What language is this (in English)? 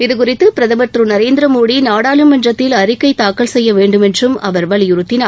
Tamil